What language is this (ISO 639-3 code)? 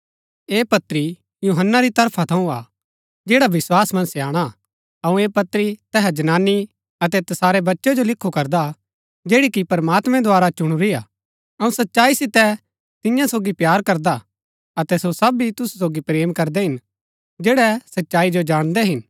gbk